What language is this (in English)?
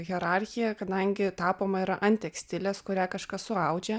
Lithuanian